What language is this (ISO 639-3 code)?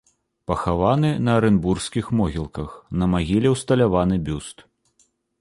bel